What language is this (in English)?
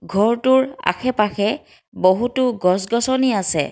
Assamese